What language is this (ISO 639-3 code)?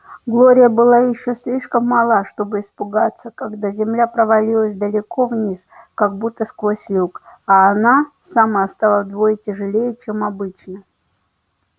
rus